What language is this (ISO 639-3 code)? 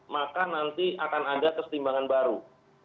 ind